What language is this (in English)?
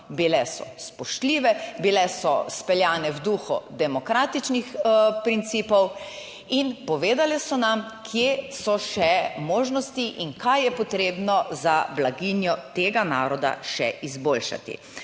Slovenian